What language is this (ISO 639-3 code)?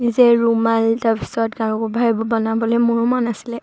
asm